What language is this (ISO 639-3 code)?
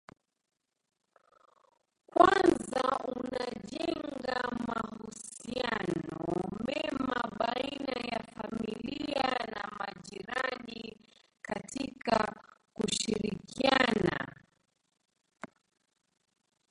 swa